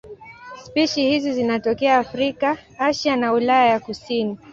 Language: Swahili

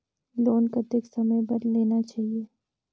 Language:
Chhattisgarhi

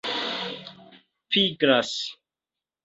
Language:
Esperanto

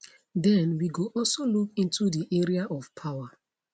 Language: Nigerian Pidgin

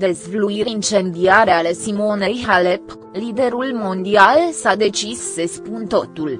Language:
Romanian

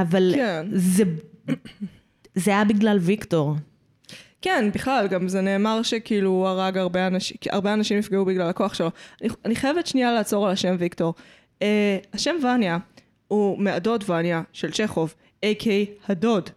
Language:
Hebrew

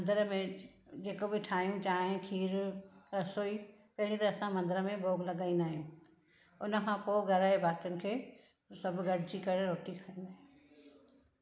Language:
Sindhi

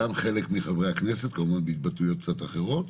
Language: Hebrew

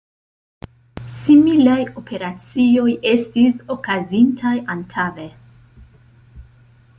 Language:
Esperanto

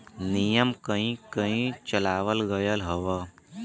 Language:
Bhojpuri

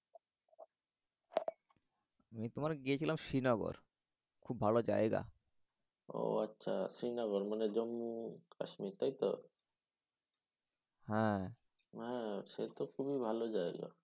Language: Bangla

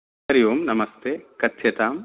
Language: Sanskrit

